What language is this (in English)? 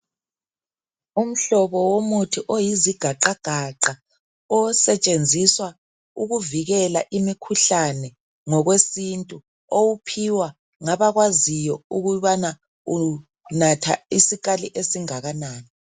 North Ndebele